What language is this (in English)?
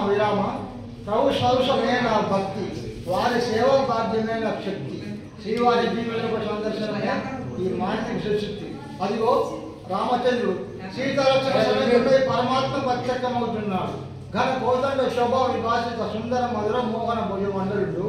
Telugu